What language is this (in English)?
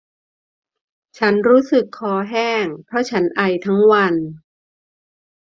Thai